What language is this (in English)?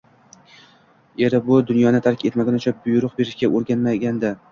Uzbek